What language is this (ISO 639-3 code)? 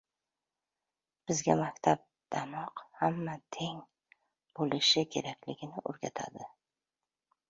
uzb